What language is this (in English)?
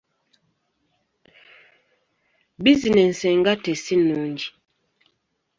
Ganda